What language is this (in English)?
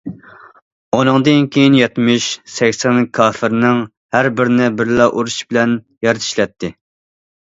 Uyghur